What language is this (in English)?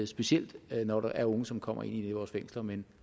Danish